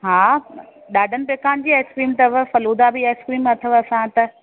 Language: Sindhi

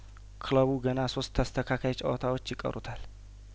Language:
Amharic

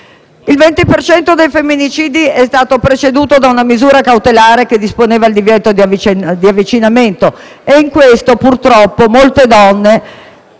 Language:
Italian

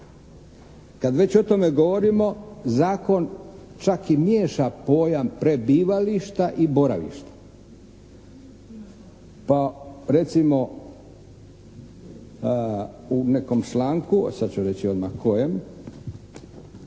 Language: Croatian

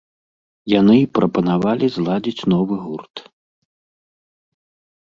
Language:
Belarusian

